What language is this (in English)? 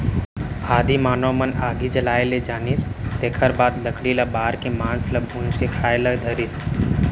Chhattisgarhi